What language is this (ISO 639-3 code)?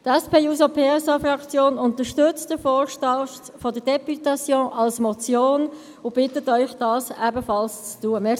gsw